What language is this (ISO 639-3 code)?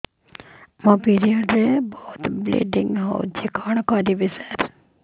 ori